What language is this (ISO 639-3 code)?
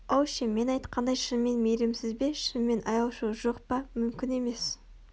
kaz